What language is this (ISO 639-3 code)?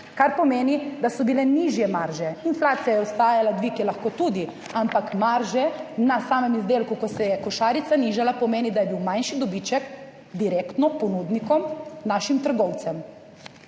slv